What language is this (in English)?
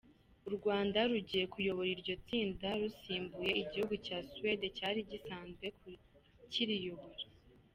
Kinyarwanda